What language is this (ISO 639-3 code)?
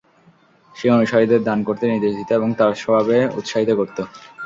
ben